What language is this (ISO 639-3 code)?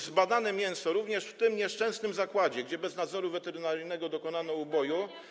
pol